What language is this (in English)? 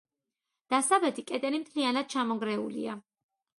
Georgian